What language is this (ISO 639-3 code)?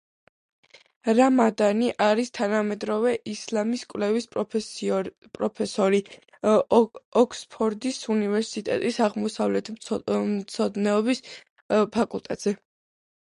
kat